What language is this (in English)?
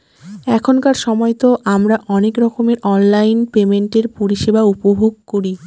Bangla